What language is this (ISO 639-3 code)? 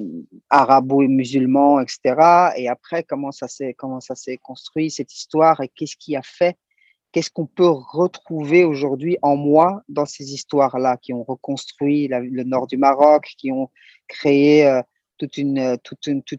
fra